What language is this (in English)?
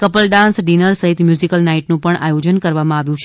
Gujarati